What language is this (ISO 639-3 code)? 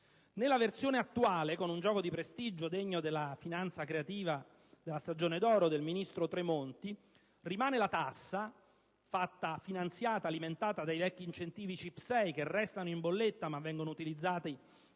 ita